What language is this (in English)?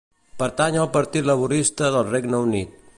Catalan